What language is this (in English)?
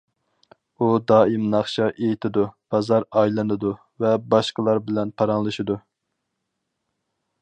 Uyghur